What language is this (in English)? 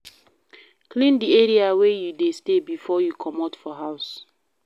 Nigerian Pidgin